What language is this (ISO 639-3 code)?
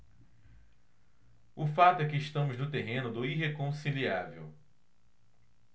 por